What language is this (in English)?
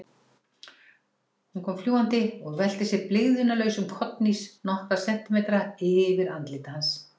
Icelandic